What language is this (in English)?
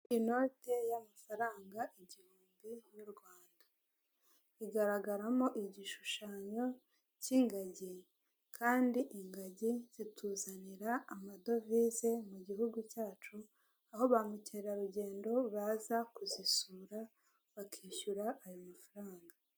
Kinyarwanda